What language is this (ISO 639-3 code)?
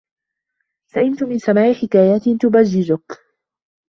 ara